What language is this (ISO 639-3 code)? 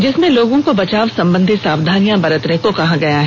hin